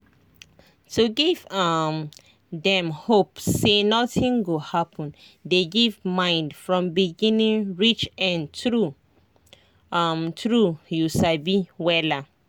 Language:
Nigerian Pidgin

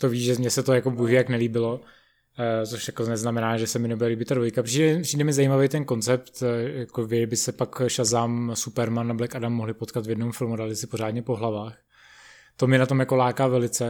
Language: Czech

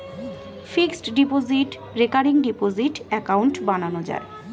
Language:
Bangla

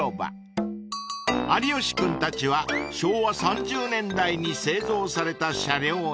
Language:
Japanese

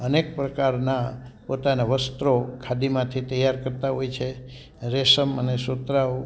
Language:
Gujarati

